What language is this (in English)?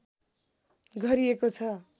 Nepali